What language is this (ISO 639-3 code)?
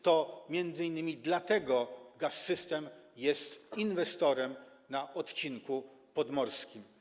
pol